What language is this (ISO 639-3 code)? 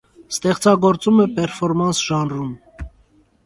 hye